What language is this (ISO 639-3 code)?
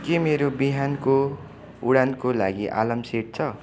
nep